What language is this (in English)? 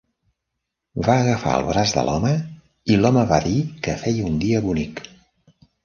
Catalan